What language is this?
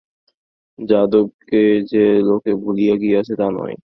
Bangla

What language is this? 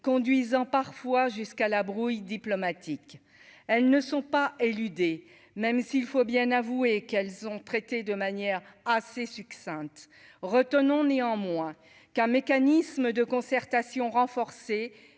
French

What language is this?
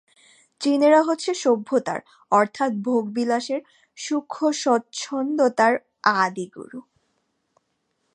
Bangla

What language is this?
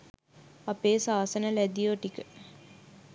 Sinhala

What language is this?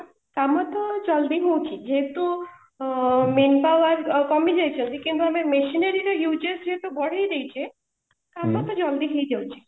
Odia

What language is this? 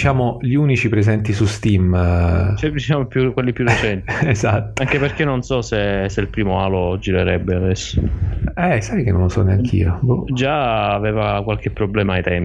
Italian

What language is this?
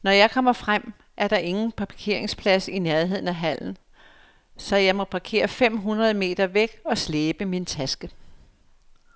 Danish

